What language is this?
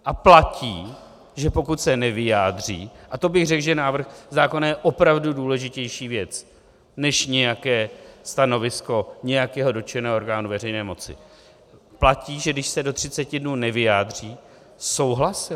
Czech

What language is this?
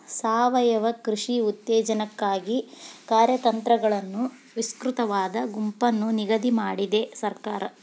Kannada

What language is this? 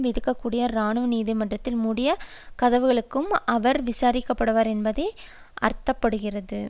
Tamil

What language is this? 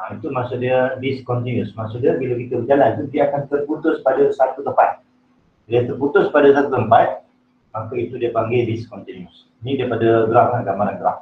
Malay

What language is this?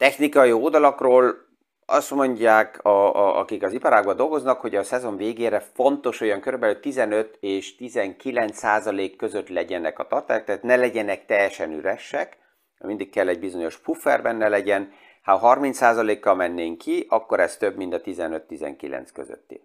Hungarian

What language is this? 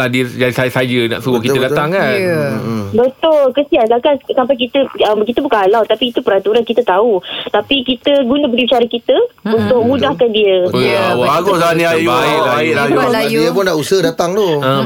Malay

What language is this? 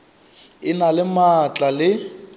Northern Sotho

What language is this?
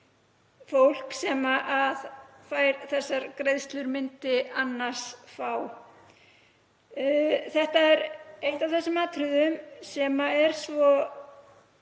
Icelandic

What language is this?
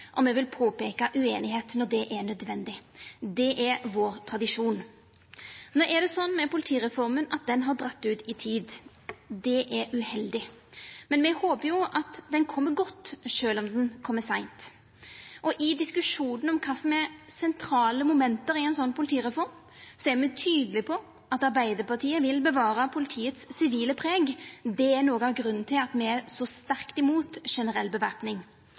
Norwegian Nynorsk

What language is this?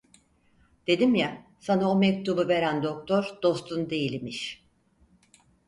Turkish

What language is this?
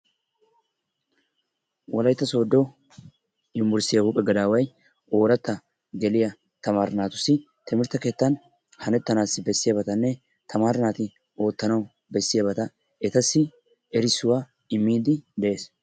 Wolaytta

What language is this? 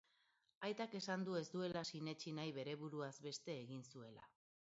Basque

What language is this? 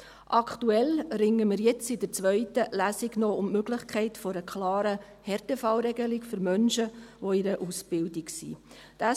Swiss German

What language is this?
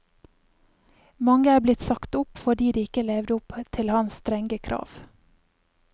Norwegian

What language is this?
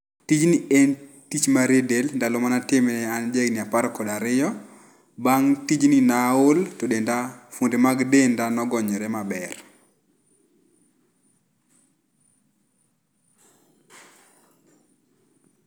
Luo (Kenya and Tanzania)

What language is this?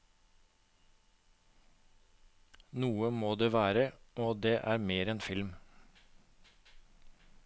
Norwegian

